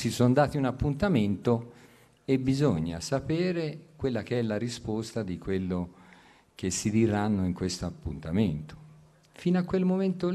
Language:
Italian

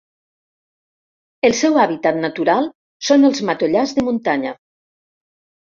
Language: Catalan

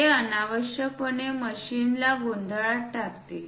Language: Marathi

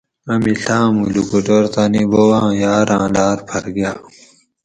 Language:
Gawri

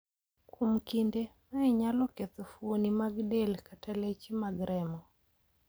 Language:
Luo (Kenya and Tanzania)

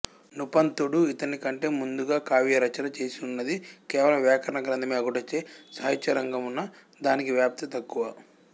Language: Telugu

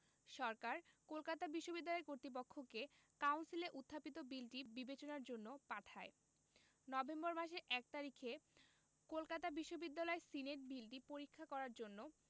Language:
Bangla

